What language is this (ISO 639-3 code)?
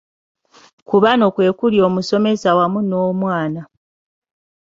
lug